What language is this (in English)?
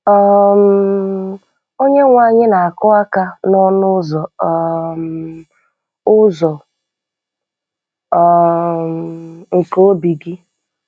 Igbo